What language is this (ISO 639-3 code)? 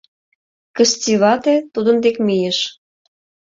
chm